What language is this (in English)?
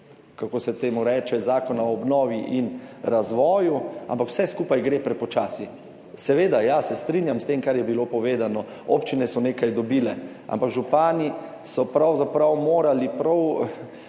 Slovenian